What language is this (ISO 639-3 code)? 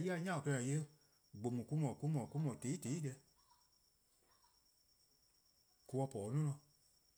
kqo